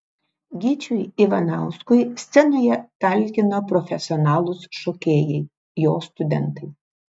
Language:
Lithuanian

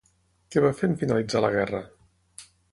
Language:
Catalan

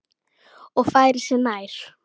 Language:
Icelandic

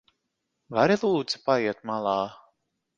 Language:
Latvian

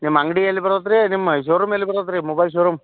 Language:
Kannada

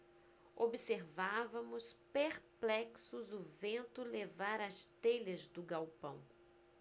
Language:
Portuguese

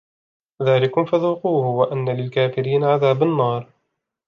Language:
Arabic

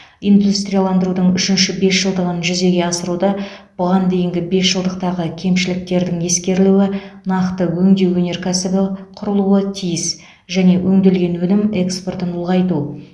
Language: Kazakh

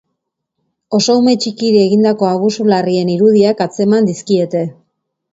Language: Basque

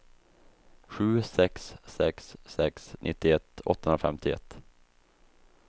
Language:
Swedish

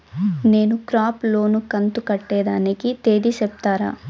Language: Telugu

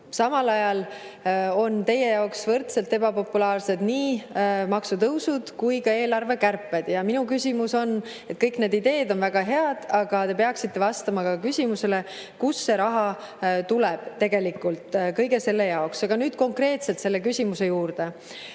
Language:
Estonian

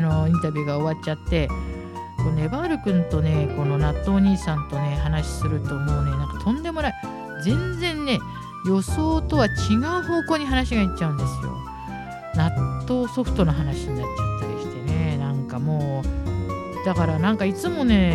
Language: Japanese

